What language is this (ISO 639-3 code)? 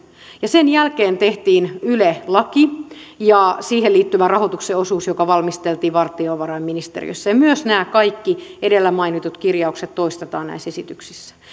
fin